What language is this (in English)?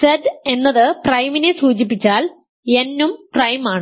Malayalam